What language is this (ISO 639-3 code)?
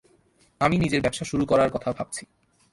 ben